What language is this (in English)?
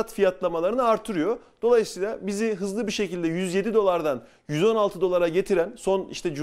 Turkish